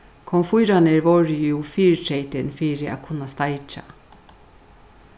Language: Faroese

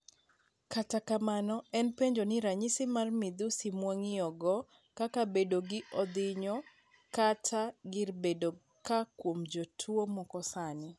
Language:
Luo (Kenya and Tanzania)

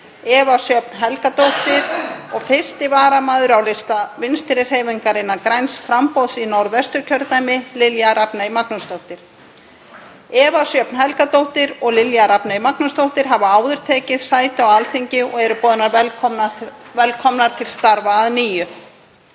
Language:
Icelandic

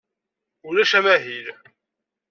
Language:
Kabyle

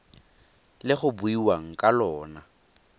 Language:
Tswana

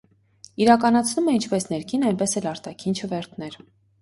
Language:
Armenian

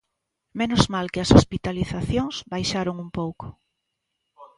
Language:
Galician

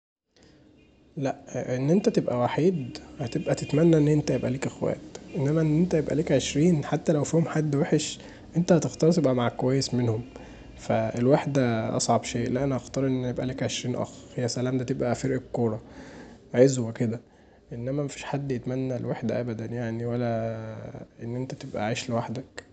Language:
Egyptian Arabic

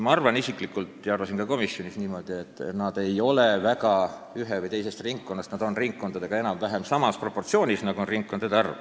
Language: Estonian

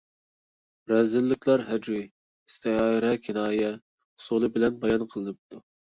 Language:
Uyghur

